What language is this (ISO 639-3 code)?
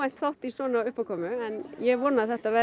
isl